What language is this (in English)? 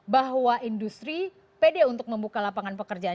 Indonesian